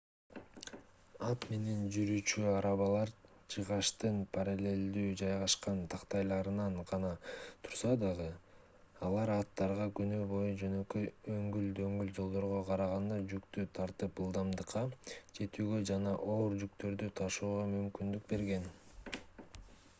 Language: Kyrgyz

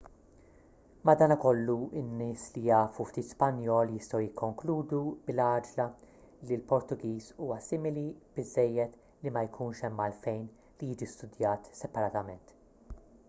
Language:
Maltese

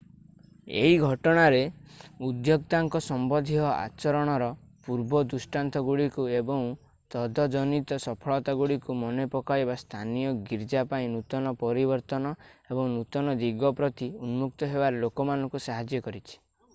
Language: Odia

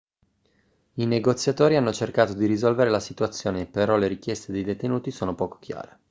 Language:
Italian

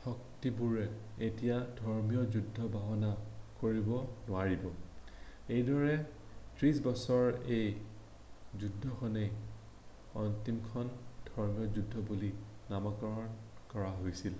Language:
Assamese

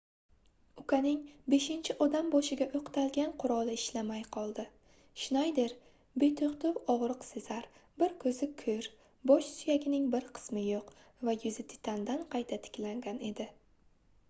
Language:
Uzbek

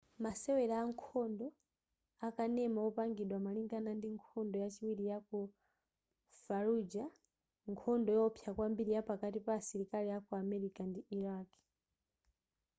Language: Nyanja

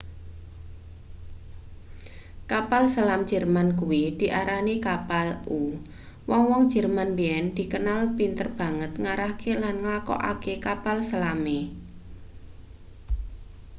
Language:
Javanese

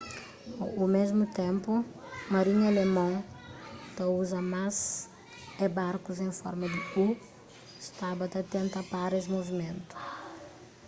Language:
Kabuverdianu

